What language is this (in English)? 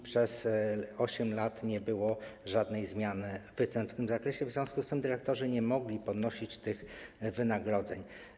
Polish